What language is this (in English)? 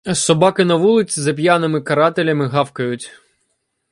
Ukrainian